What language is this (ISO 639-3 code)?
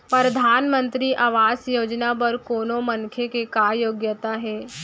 hne